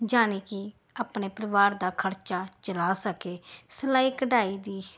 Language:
Punjabi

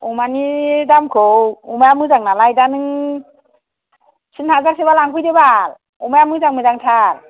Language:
Bodo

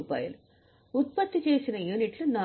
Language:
Telugu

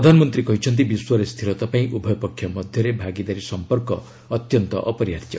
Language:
Odia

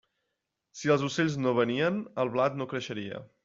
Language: Catalan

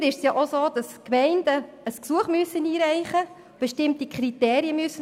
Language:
Swiss German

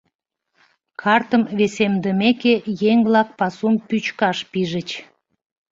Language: Mari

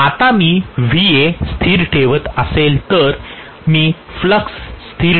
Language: Marathi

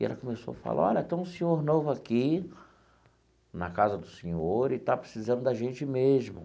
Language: Portuguese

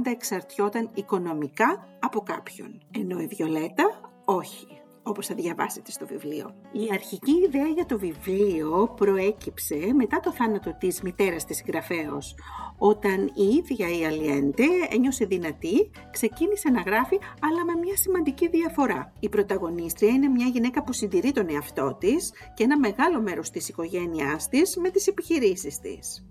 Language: Greek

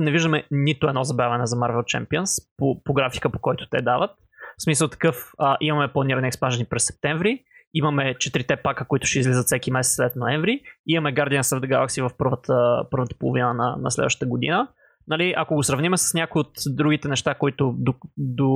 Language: Bulgarian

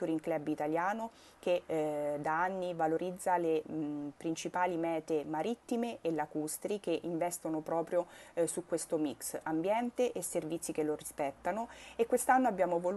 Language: Italian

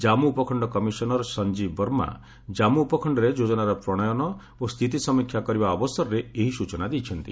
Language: Odia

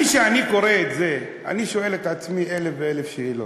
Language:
Hebrew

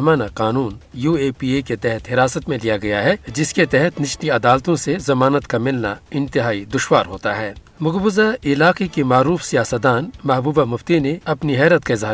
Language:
Urdu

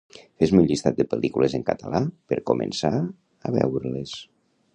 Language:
Catalan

